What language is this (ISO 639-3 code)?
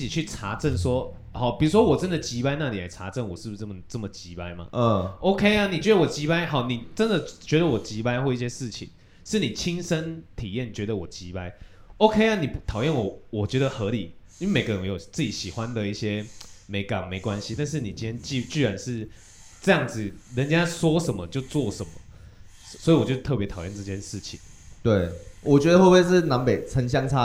zho